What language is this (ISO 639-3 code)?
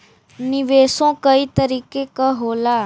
bho